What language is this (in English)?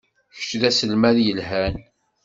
Kabyle